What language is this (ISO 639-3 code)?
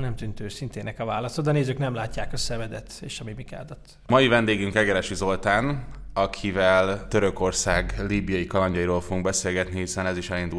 hun